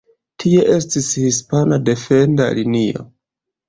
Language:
Esperanto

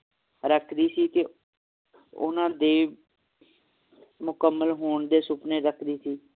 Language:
Punjabi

